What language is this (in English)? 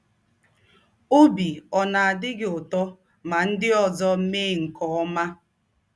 Igbo